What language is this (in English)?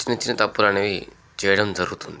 Telugu